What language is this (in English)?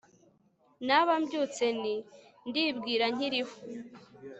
Kinyarwanda